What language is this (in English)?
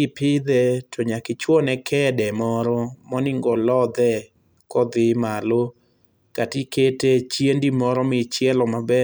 Luo (Kenya and Tanzania)